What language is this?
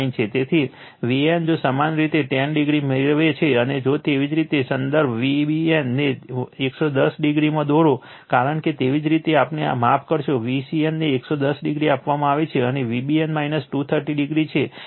Gujarati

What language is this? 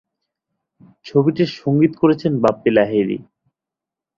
Bangla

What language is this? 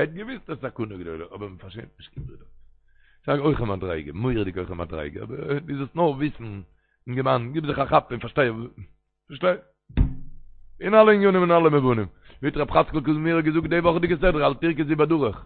Hebrew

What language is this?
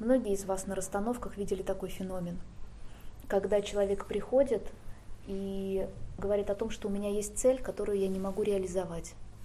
Russian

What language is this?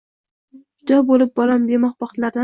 Uzbek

